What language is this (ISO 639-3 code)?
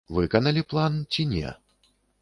bel